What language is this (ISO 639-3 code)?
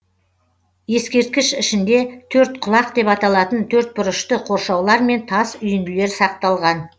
kaz